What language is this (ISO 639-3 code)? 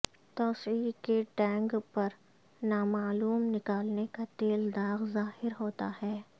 urd